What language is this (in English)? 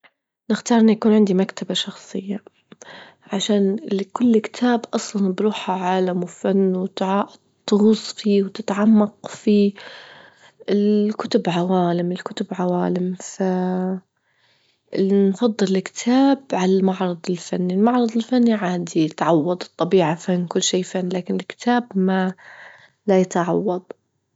Libyan Arabic